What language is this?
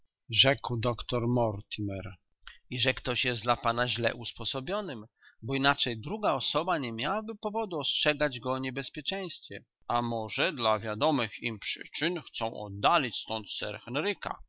Polish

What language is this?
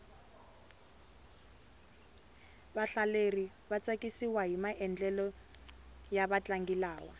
Tsonga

